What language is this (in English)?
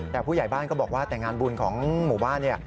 Thai